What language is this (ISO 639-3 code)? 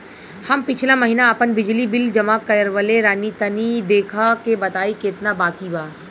bho